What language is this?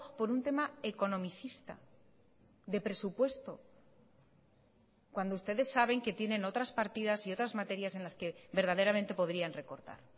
Spanish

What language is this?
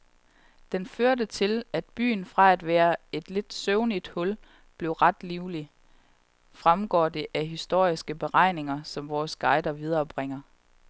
Danish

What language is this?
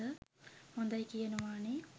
Sinhala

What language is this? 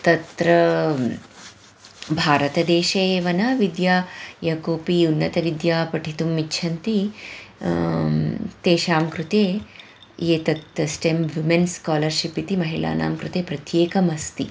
Sanskrit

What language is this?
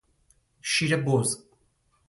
Persian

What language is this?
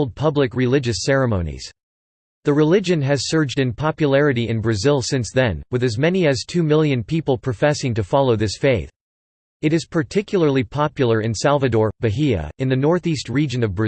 English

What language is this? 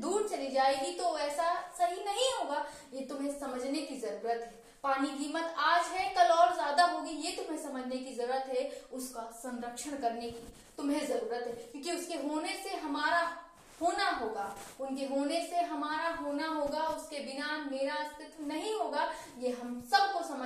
Hindi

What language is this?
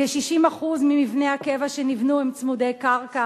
Hebrew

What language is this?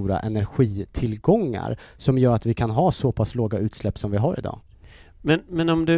Swedish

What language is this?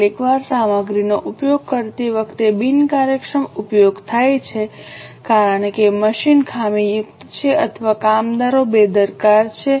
Gujarati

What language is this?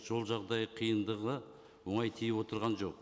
Kazakh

